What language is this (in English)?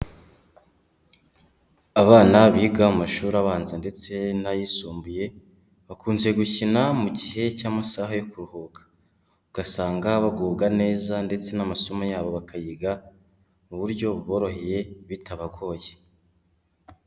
Kinyarwanda